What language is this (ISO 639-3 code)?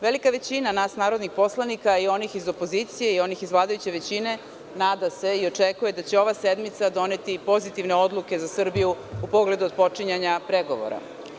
srp